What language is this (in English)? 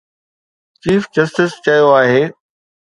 Sindhi